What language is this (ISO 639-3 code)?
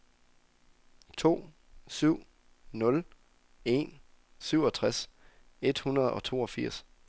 dan